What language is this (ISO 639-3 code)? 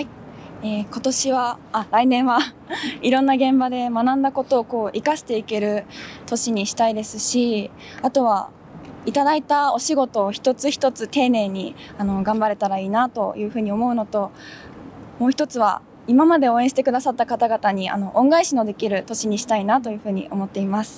jpn